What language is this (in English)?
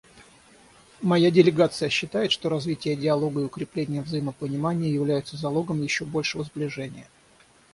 Russian